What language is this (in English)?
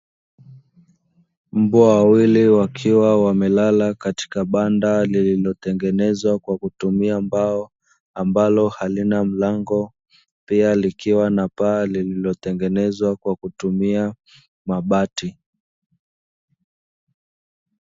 Swahili